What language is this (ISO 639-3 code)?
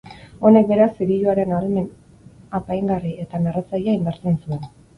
eus